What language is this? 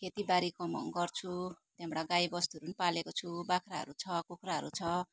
Nepali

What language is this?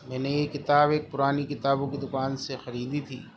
Urdu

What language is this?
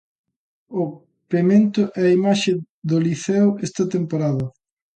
Galician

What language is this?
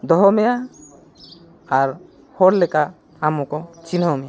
Santali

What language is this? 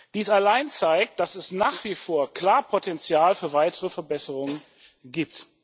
German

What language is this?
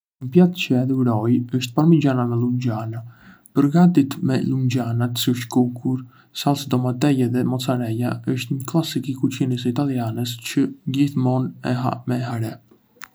Arbëreshë Albanian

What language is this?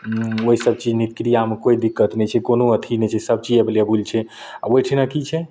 Maithili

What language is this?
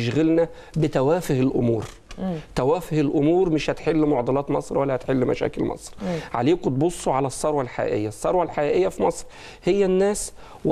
Arabic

